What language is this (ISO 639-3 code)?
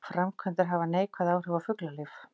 isl